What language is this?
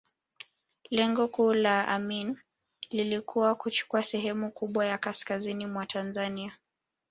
Swahili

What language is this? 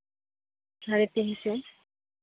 Santali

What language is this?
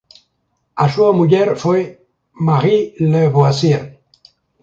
Galician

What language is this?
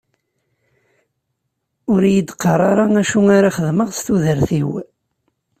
Kabyle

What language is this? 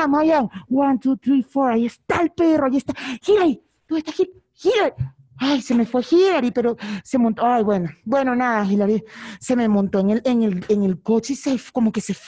Spanish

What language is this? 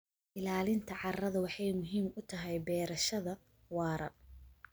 Somali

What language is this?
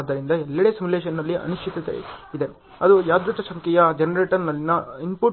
Kannada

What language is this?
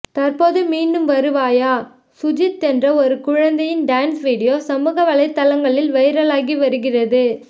Tamil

